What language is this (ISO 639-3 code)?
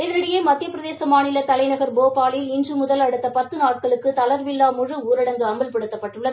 tam